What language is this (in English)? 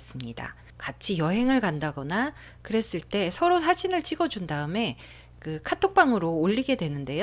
Korean